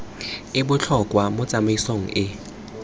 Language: Tswana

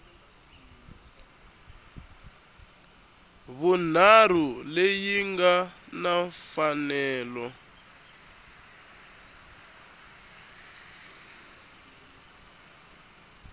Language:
Tsonga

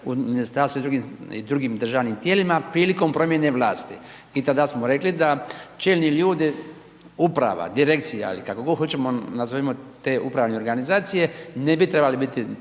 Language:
Croatian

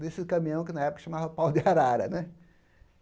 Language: Portuguese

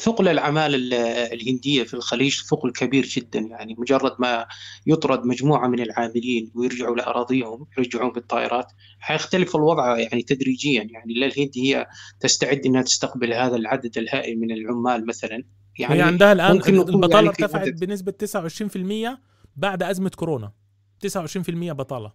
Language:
Arabic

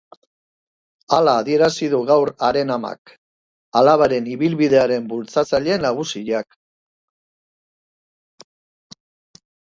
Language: Basque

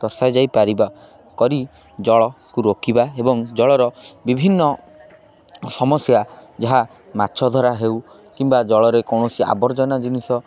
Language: Odia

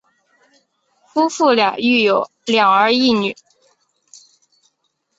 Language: Chinese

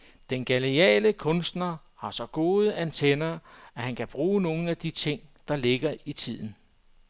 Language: Danish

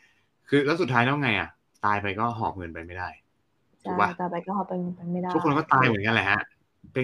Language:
Thai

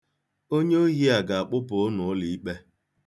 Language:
Igbo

